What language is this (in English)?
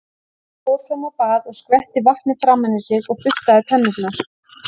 Icelandic